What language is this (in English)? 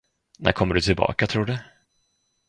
Swedish